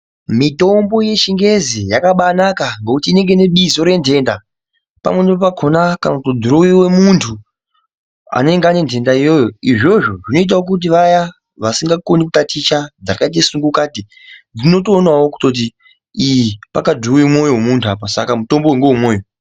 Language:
Ndau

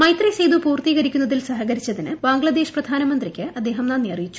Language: Malayalam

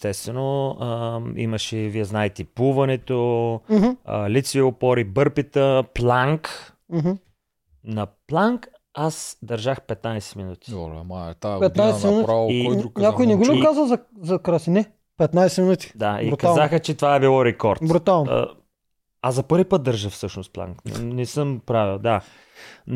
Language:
Bulgarian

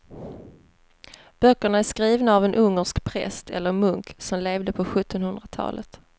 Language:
Swedish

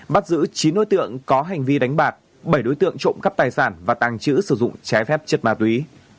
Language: Vietnamese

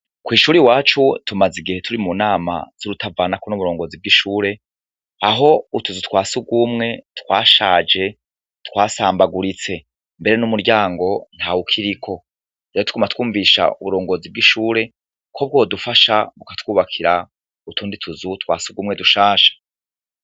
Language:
Rundi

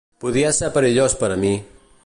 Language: Catalan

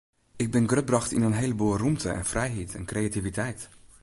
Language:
Western Frisian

